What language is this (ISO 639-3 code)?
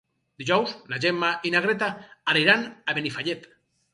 cat